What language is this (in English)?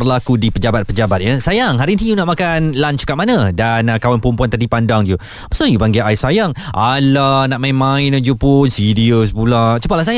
Malay